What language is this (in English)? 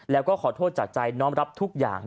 Thai